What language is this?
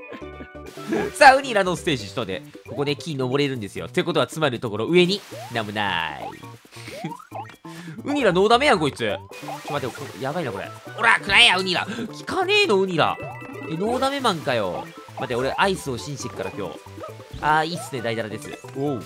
Japanese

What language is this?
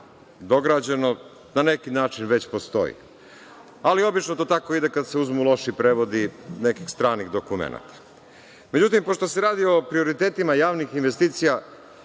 Serbian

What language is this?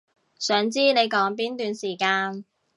Cantonese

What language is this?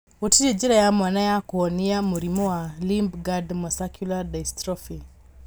Kikuyu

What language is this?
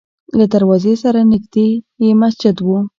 Pashto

